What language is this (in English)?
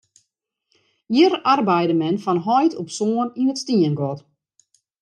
Western Frisian